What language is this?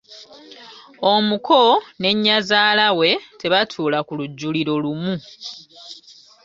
Ganda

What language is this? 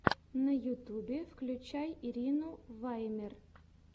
Russian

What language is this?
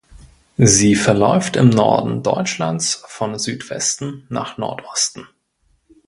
German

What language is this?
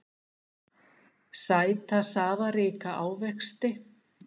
Icelandic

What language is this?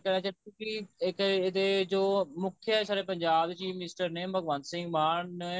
Punjabi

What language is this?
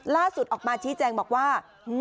Thai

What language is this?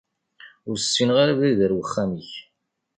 Kabyle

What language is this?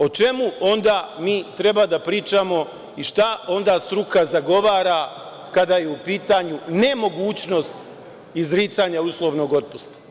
Serbian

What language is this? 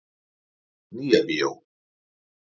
Icelandic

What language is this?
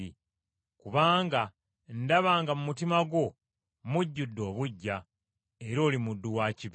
Ganda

